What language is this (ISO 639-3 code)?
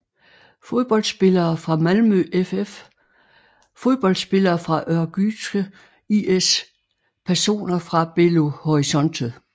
dan